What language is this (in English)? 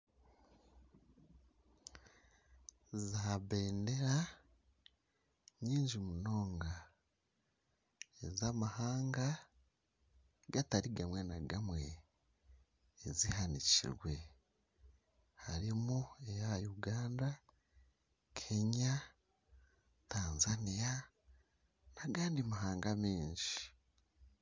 Nyankole